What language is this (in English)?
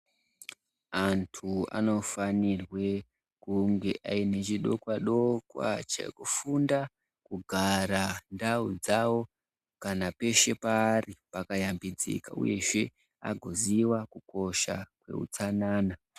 Ndau